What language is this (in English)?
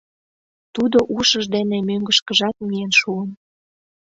Mari